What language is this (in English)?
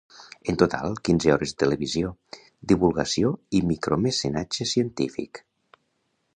Catalan